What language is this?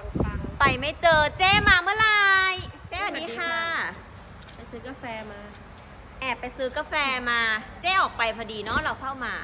Thai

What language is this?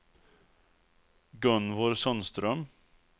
Swedish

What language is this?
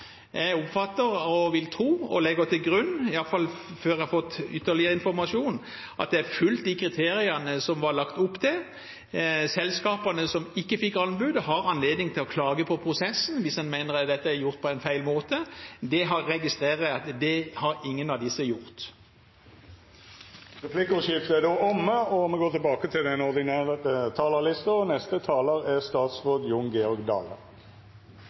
Norwegian Bokmål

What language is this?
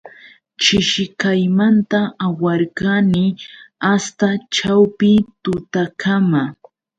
Yauyos Quechua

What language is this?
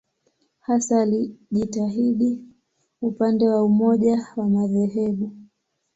Swahili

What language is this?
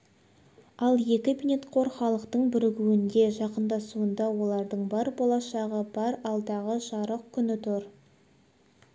Kazakh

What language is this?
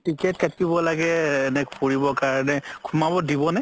Assamese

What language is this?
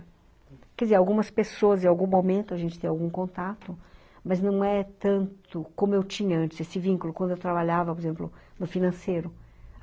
Portuguese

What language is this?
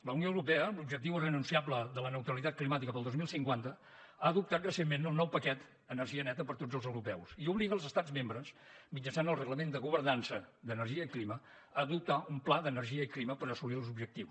Catalan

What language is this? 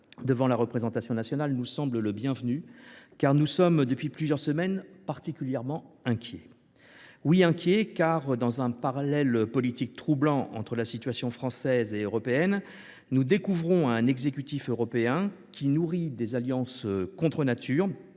French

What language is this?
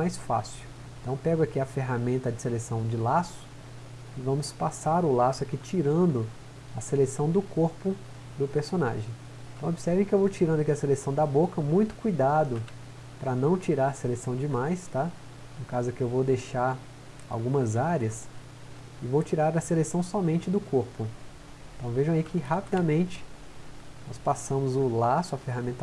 Portuguese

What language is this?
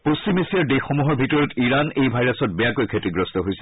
Assamese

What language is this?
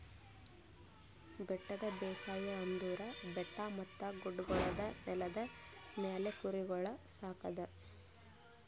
Kannada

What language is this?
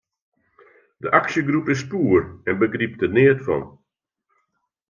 Western Frisian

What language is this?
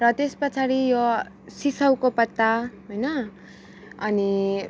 Nepali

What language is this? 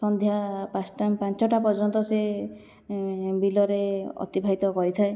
Odia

